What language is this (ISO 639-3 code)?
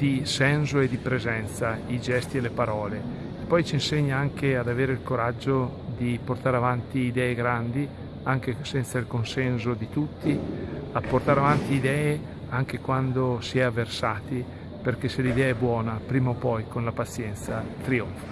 ita